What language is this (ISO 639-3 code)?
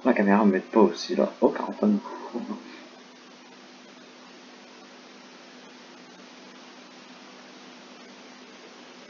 fra